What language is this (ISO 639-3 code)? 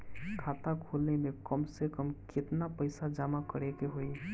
bho